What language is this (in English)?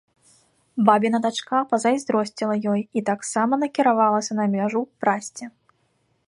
Belarusian